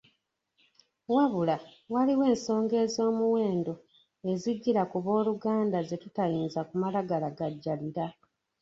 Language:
Ganda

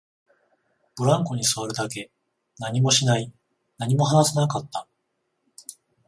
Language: Japanese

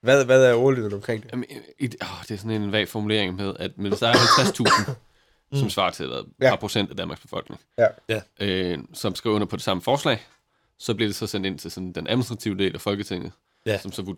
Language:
Danish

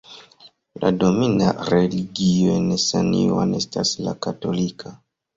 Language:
Esperanto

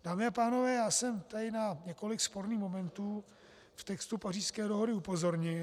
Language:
Czech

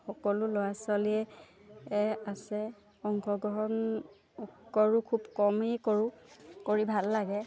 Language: Assamese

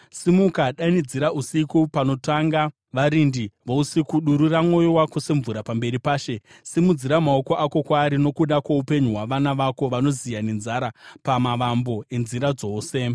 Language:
Shona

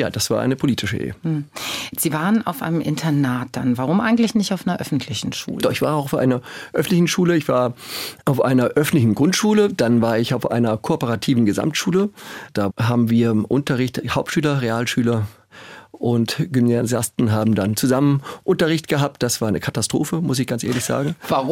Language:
German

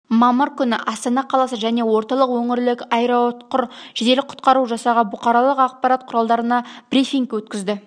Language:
Kazakh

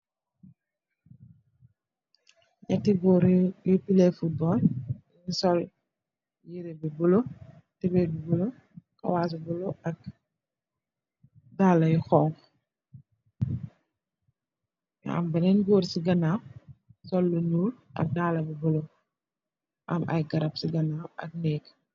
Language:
Wolof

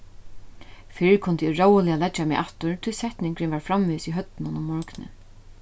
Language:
Faroese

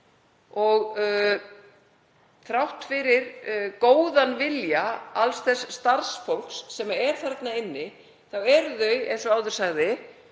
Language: Icelandic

